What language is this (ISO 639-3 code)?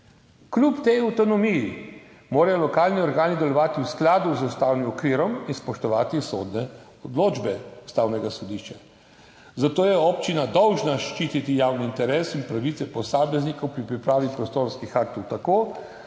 slv